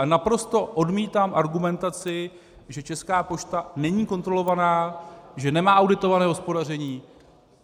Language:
Czech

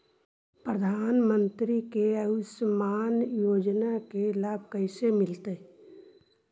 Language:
Magahi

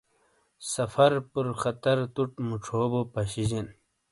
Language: Shina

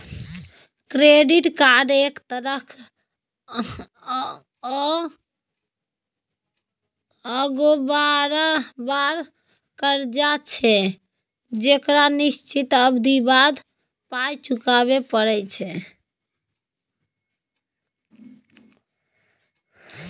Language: Maithili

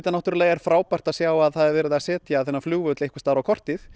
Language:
Icelandic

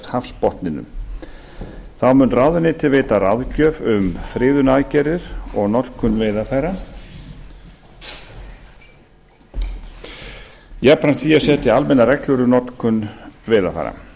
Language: Icelandic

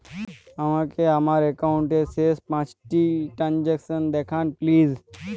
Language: Bangla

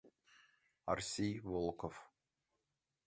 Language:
Mari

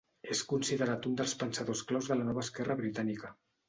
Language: Catalan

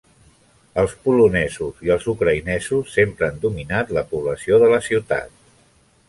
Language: Catalan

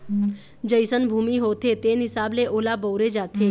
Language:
Chhattisgarhi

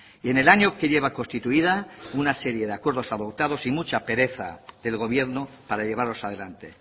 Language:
Spanish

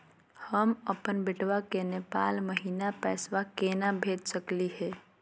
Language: Magahi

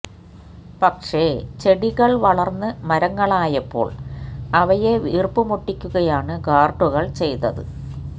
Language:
Malayalam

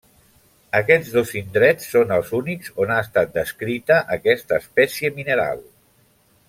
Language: Catalan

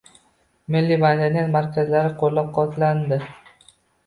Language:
Uzbek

